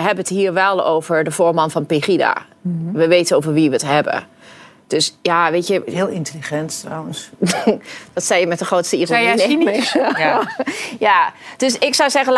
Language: Dutch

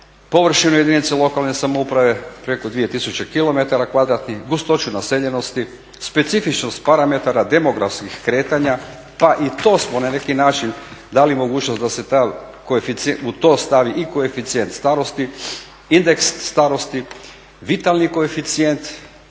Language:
Croatian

